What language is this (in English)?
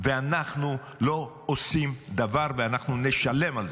Hebrew